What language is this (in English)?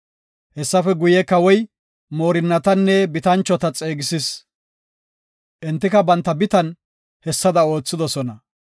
Gofa